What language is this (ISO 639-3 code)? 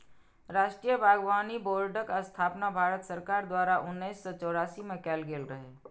mai